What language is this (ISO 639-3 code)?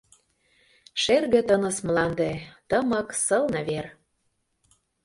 chm